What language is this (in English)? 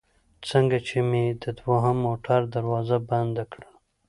Pashto